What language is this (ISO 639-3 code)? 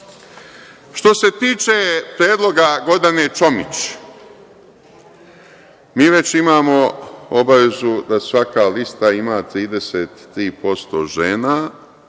srp